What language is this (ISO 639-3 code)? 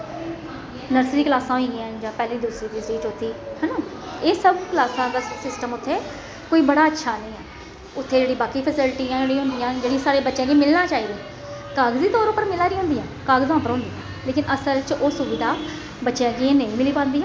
doi